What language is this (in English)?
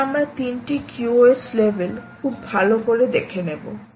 Bangla